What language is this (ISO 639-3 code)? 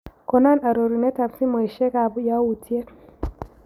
kln